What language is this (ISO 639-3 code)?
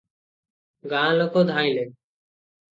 ori